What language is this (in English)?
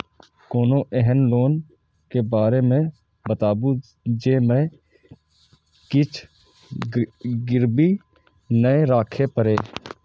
Maithili